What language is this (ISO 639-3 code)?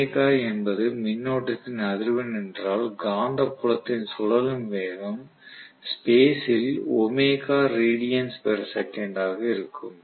tam